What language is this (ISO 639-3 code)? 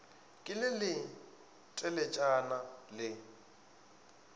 nso